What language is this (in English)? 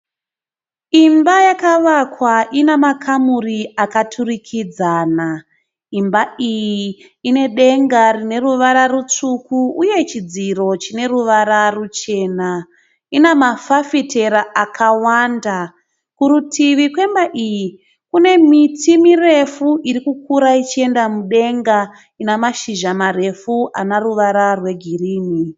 Shona